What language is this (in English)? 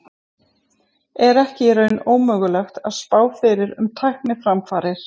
Icelandic